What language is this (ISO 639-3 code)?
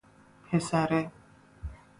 fas